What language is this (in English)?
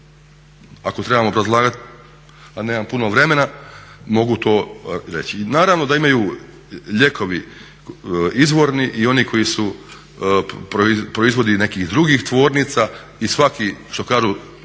Croatian